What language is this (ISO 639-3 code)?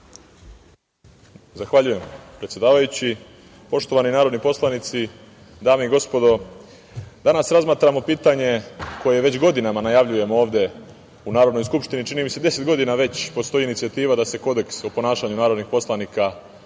srp